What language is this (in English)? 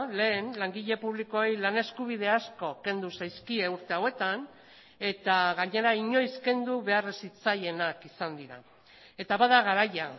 Basque